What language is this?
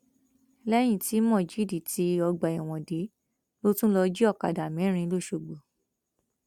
Yoruba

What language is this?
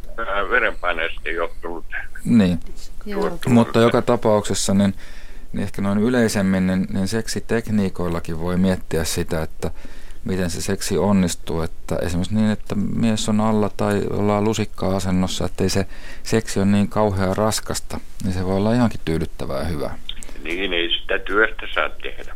Finnish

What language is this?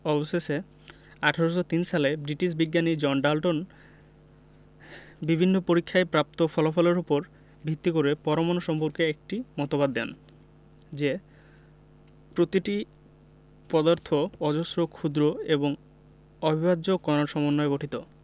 Bangla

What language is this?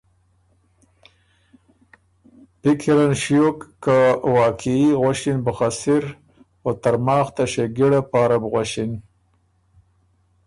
Ormuri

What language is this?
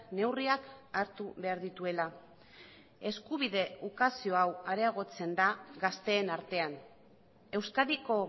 Basque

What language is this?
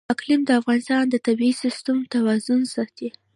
Pashto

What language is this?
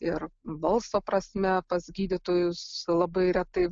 Lithuanian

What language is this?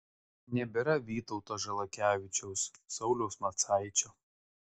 Lithuanian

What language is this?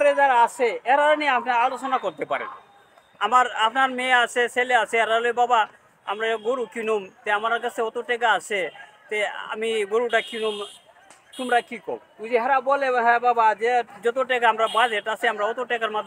Bangla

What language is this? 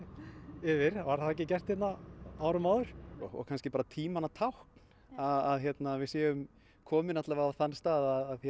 Icelandic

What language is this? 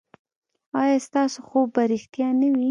Pashto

